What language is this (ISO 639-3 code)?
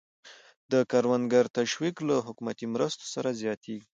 pus